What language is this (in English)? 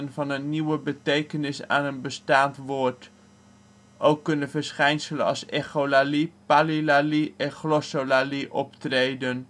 Dutch